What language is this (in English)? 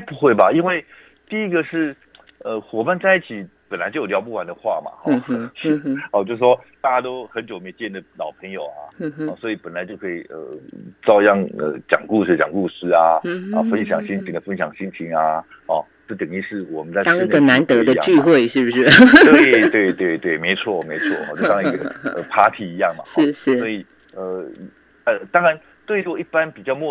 Chinese